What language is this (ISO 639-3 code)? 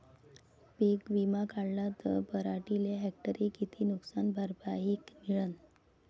mar